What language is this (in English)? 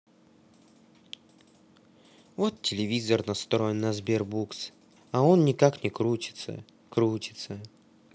Russian